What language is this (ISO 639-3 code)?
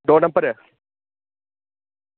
doi